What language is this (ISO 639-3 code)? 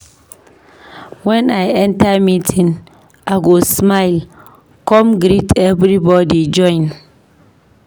pcm